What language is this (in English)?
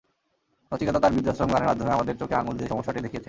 Bangla